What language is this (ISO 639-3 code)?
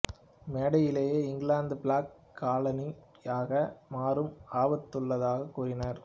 tam